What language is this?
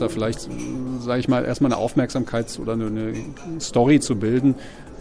German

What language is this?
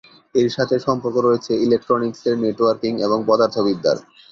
Bangla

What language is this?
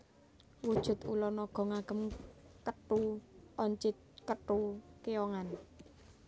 Javanese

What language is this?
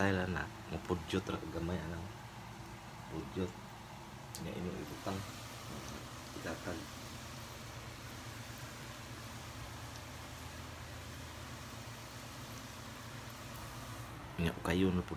Indonesian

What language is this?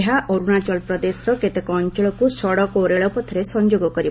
Odia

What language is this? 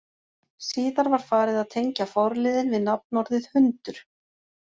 Icelandic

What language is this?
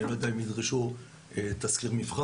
Hebrew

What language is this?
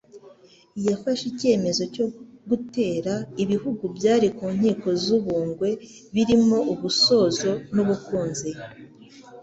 Kinyarwanda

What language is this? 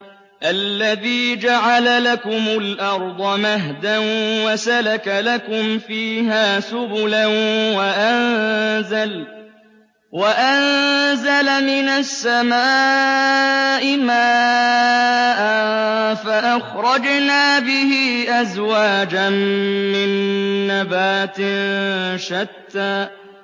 Arabic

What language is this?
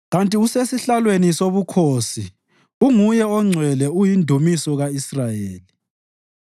North Ndebele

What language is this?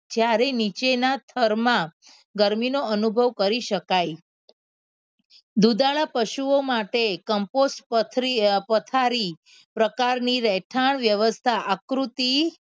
Gujarati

